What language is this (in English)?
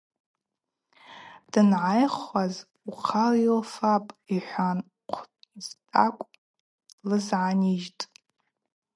Abaza